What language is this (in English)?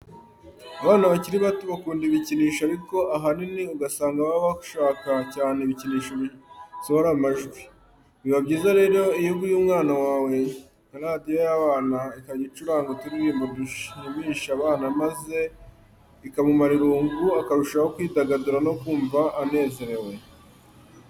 Kinyarwanda